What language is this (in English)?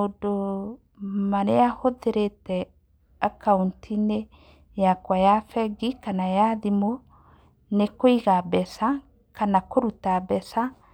Kikuyu